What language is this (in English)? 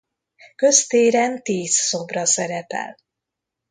Hungarian